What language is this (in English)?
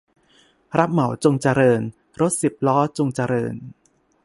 Thai